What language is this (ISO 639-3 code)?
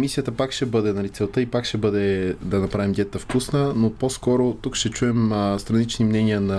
bul